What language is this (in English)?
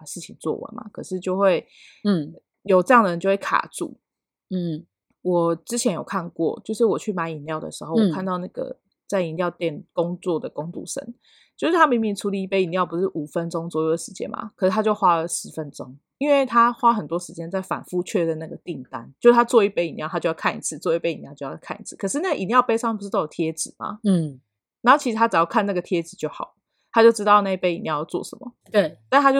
Chinese